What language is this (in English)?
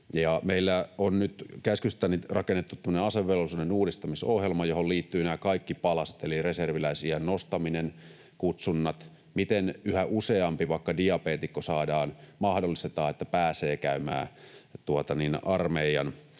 Finnish